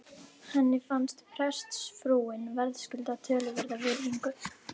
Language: Icelandic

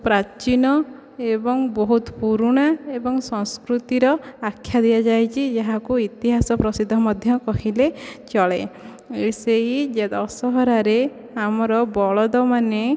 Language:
Odia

